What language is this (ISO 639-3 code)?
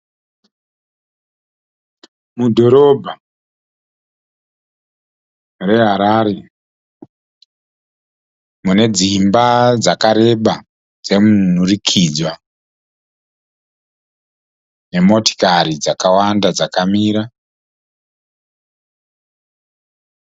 sna